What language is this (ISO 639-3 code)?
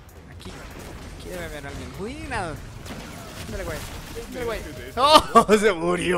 spa